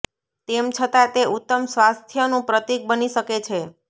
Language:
Gujarati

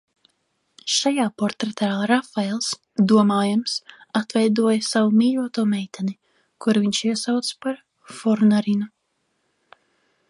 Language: Latvian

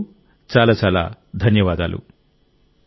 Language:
Telugu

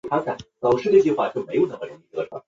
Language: Chinese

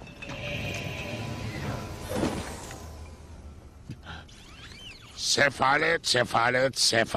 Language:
Turkish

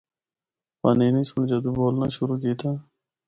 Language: Northern Hindko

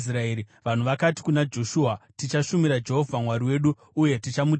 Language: Shona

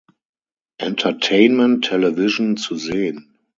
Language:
German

